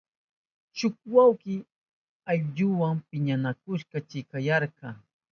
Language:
Southern Pastaza Quechua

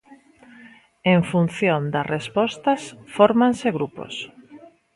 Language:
Galician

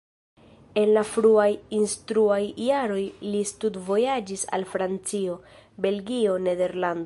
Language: Esperanto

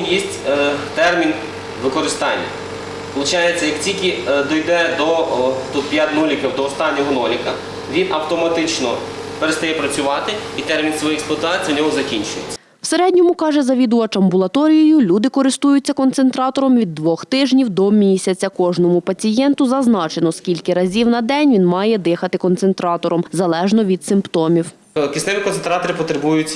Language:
Ukrainian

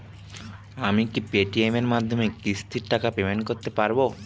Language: Bangla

